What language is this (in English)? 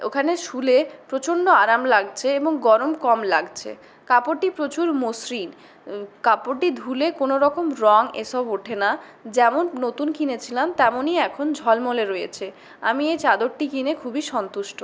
Bangla